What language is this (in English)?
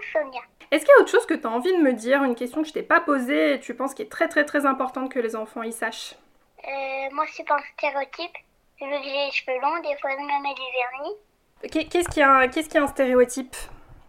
French